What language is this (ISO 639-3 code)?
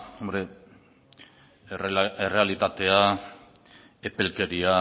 eus